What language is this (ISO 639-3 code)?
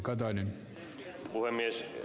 fin